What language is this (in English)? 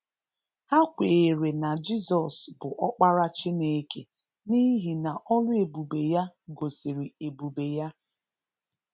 Igbo